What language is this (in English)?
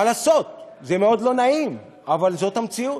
Hebrew